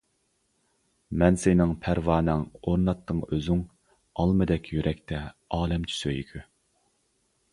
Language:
Uyghur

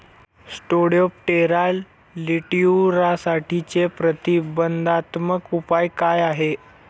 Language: Marathi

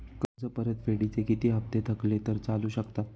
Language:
Marathi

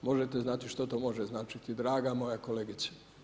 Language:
Croatian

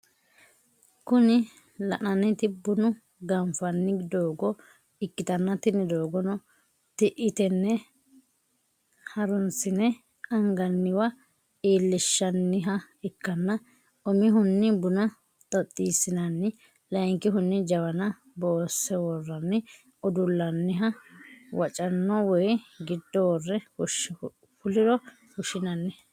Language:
Sidamo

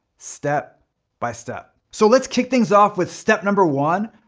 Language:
English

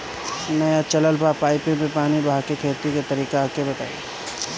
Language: Bhojpuri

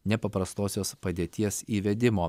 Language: Lithuanian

